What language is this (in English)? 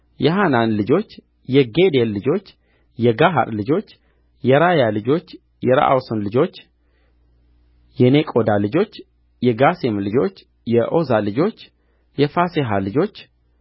Amharic